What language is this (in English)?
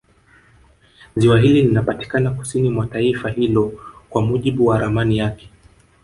Swahili